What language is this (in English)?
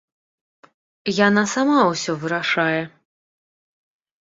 Belarusian